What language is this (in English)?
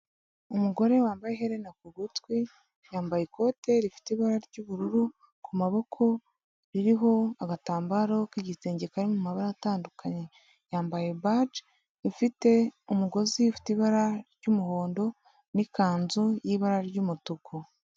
Kinyarwanda